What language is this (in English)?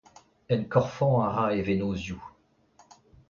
Breton